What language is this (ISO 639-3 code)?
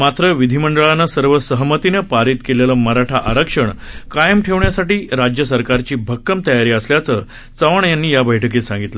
mar